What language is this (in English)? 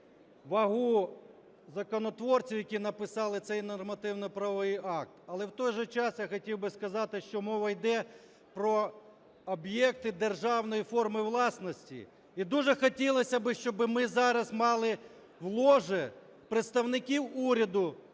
Ukrainian